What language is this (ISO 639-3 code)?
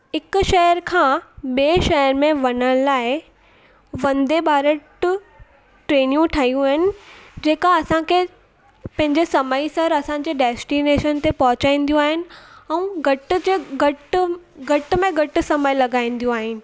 snd